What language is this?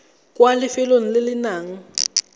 Tswana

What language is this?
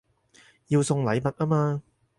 Cantonese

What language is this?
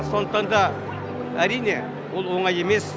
Kazakh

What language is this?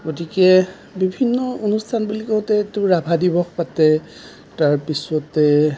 Assamese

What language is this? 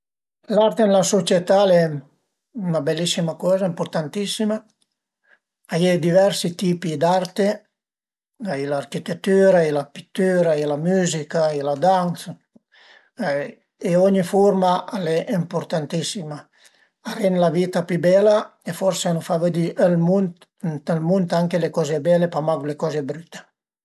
Piedmontese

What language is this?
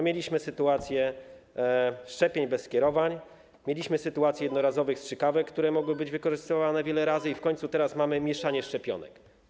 Polish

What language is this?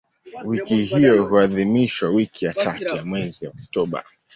Swahili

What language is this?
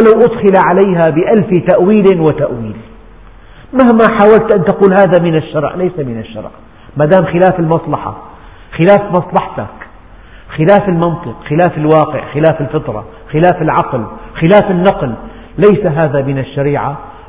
Arabic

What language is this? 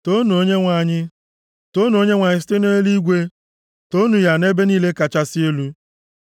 Igbo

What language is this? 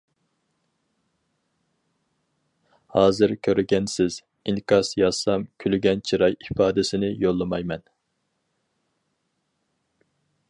Uyghur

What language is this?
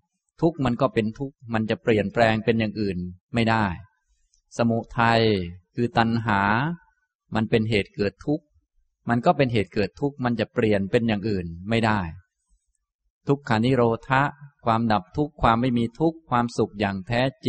Thai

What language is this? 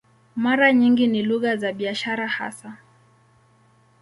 Swahili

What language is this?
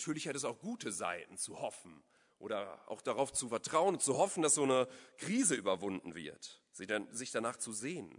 German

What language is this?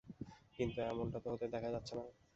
Bangla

